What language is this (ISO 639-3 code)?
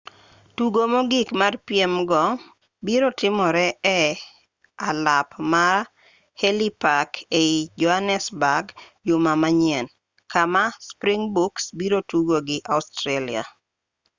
luo